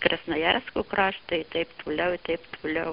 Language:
Lithuanian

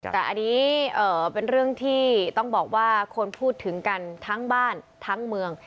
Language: Thai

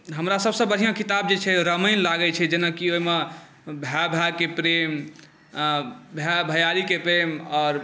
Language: Maithili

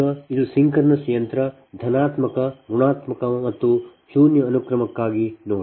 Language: Kannada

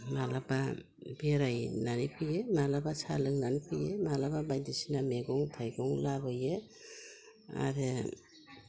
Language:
Bodo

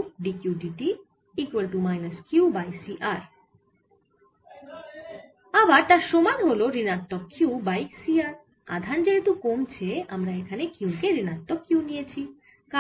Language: Bangla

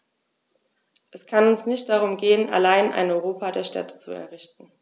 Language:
German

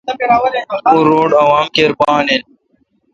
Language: Kalkoti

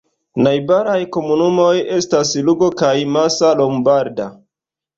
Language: Esperanto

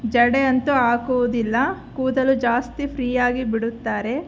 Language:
Kannada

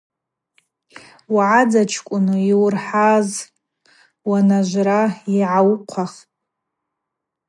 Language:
Abaza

